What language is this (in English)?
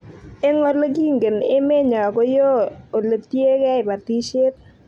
Kalenjin